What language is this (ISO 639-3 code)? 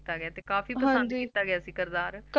pan